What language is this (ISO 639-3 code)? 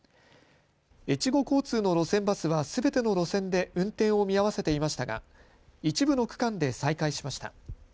jpn